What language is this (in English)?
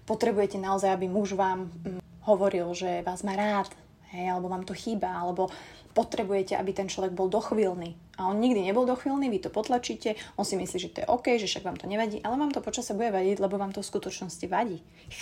Slovak